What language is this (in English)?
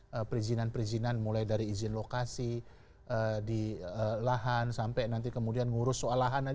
Indonesian